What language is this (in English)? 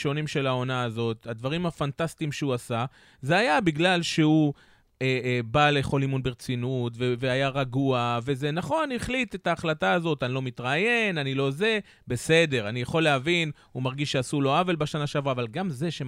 Hebrew